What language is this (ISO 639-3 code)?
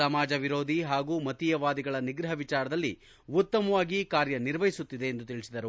kan